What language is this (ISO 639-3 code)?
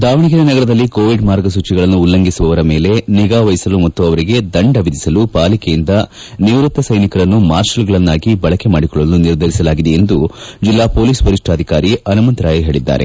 kan